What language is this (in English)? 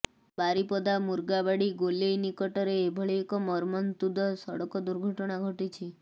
Odia